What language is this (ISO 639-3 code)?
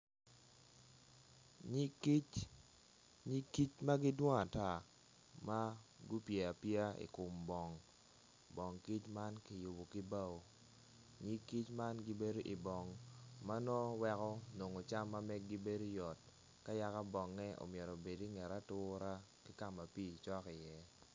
ach